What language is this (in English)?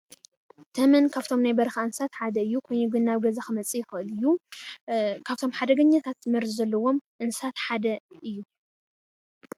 Tigrinya